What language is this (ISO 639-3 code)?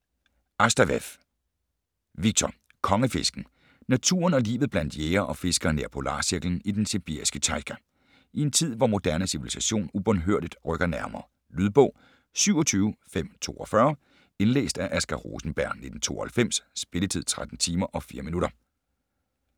dan